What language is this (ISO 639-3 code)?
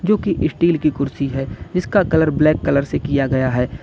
hin